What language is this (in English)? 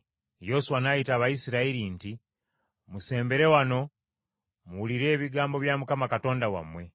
Ganda